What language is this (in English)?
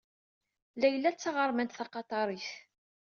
Kabyle